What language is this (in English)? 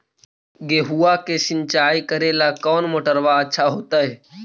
Magahi